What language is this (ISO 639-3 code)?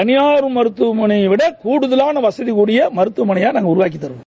tam